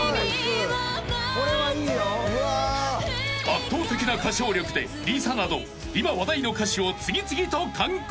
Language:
Japanese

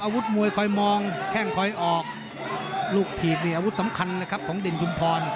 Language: Thai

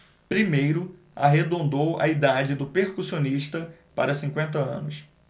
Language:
Portuguese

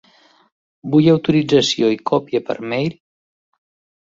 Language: Catalan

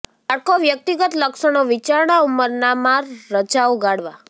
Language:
Gujarati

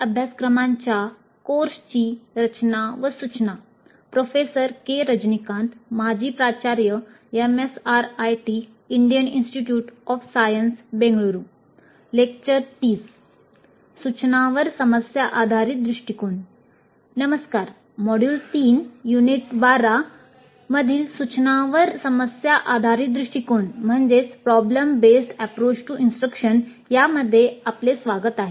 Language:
Marathi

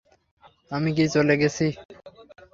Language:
Bangla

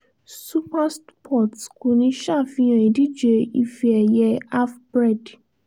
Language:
Yoruba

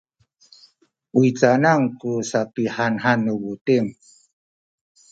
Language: Sakizaya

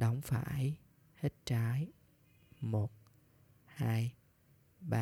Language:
Vietnamese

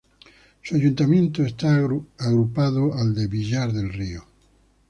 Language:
Spanish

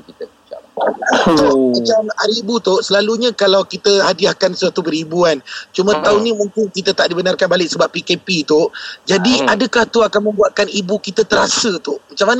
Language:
Malay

